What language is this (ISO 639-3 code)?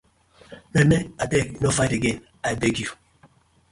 pcm